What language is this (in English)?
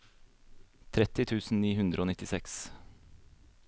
Norwegian